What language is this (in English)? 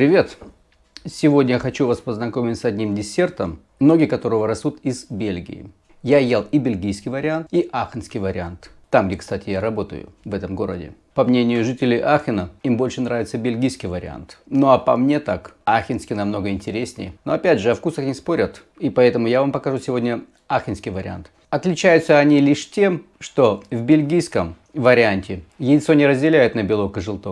Russian